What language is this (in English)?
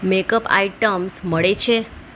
Gujarati